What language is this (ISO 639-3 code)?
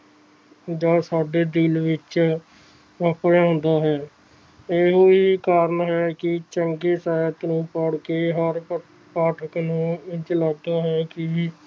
pan